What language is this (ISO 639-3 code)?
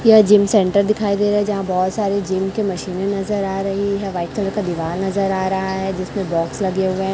hin